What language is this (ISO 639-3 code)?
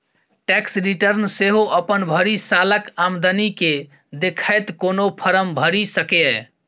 mai